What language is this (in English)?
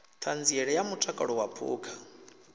Venda